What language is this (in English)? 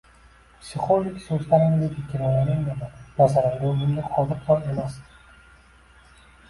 Uzbek